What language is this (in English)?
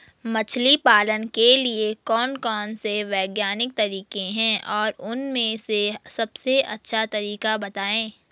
Hindi